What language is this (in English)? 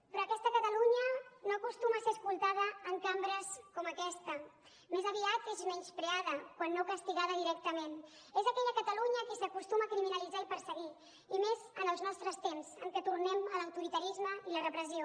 Catalan